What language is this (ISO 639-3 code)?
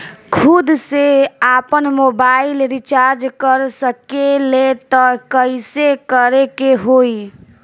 bho